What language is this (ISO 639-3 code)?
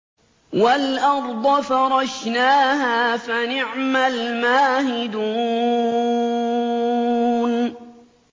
ara